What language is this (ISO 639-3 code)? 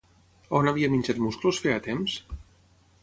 cat